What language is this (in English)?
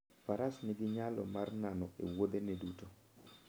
Luo (Kenya and Tanzania)